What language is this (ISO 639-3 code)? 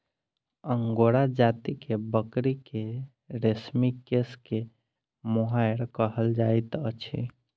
mai